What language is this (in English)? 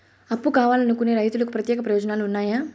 Telugu